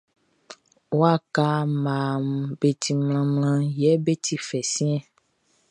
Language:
Baoulé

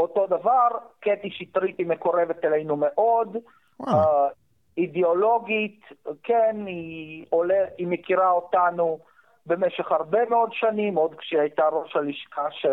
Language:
Hebrew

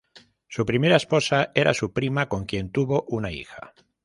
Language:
Spanish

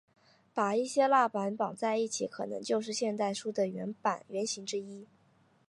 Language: Chinese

